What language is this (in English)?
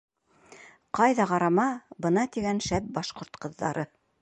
Bashkir